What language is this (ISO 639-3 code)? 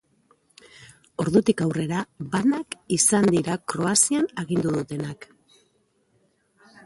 eus